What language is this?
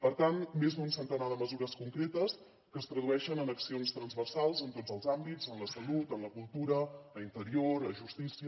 Catalan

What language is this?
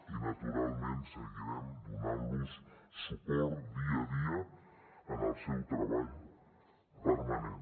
Catalan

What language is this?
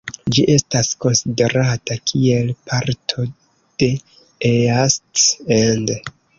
Esperanto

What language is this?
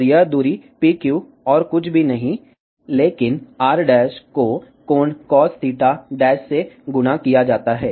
Hindi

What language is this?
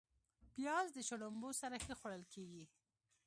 Pashto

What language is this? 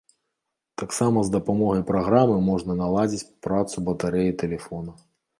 Belarusian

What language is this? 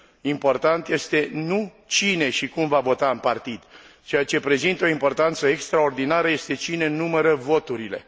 Romanian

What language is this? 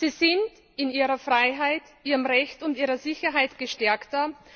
German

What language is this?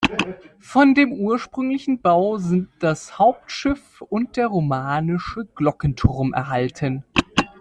German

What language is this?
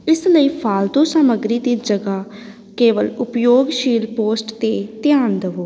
Punjabi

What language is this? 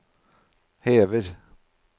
Norwegian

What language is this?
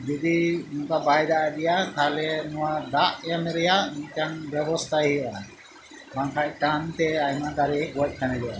Santali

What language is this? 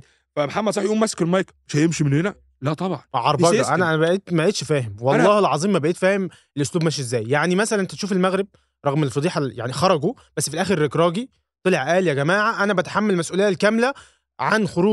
Arabic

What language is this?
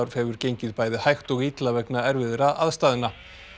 Icelandic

